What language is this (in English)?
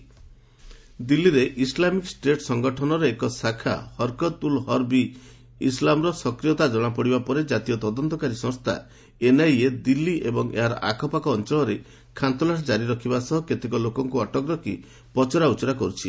Odia